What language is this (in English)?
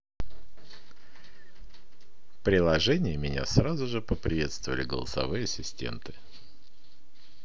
Russian